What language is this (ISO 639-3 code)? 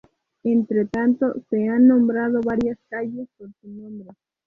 spa